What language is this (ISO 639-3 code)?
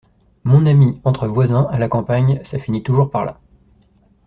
fra